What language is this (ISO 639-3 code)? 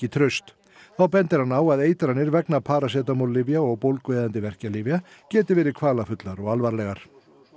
isl